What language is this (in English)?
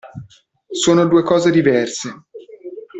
Italian